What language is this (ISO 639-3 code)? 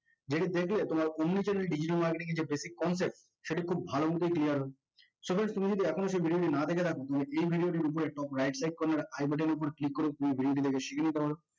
ben